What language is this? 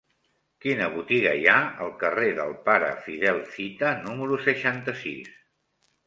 Catalan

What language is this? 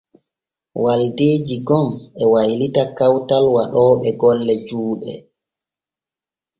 Borgu Fulfulde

